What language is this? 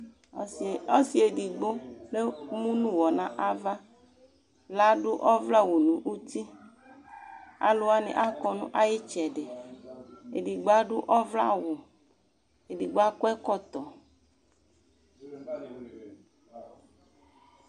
Ikposo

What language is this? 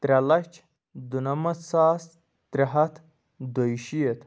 Kashmiri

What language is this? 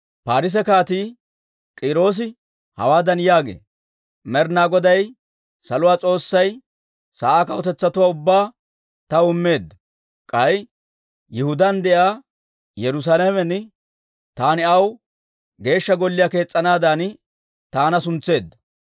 Dawro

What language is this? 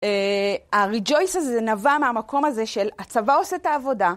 Hebrew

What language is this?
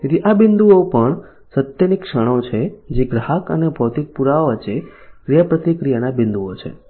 Gujarati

